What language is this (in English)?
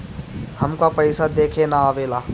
Bhojpuri